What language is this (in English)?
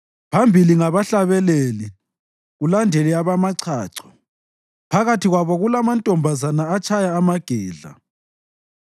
North Ndebele